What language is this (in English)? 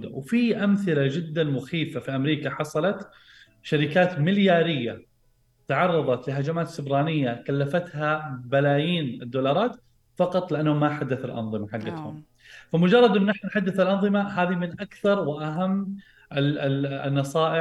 Arabic